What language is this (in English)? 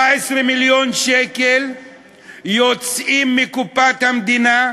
Hebrew